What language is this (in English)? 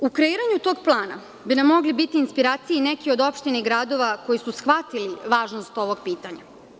Serbian